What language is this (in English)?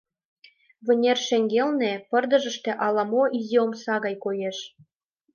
Mari